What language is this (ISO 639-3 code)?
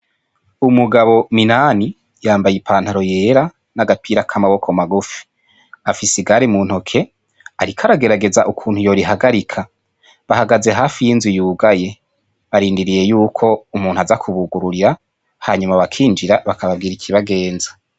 run